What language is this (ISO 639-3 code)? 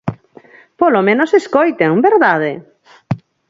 glg